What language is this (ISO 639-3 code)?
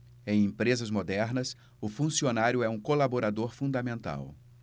por